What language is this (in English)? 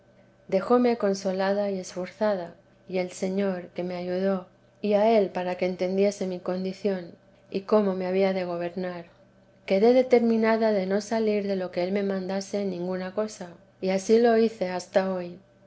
Spanish